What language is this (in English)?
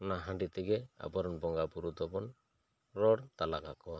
Santali